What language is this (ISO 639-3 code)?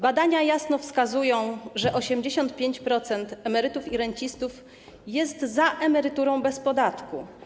pol